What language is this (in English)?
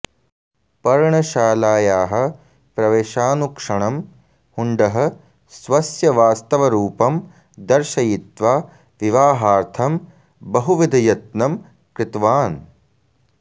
Sanskrit